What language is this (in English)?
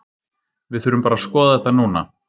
Icelandic